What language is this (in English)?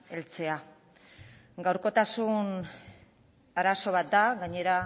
Basque